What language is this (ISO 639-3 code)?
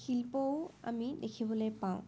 asm